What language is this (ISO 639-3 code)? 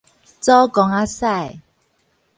nan